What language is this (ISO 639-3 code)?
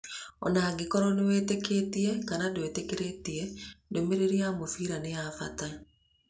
kik